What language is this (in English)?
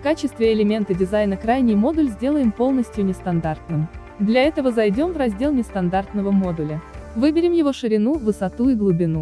Russian